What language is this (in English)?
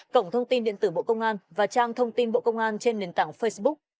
Vietnamese